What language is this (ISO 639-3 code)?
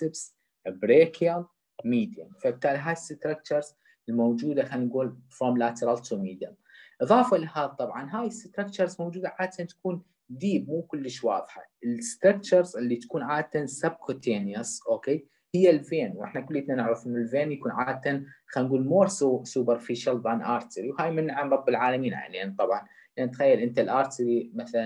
ara